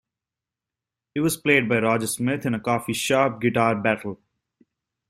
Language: English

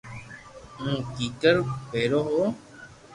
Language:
Loarki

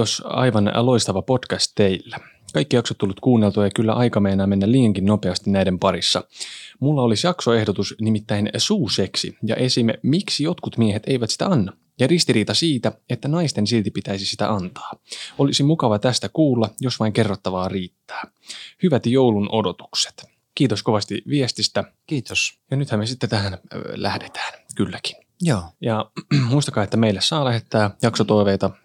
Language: Finnish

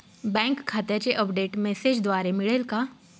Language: Marathi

